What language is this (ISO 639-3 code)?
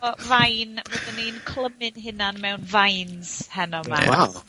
cym